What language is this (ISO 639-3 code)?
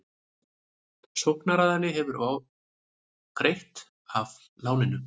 isl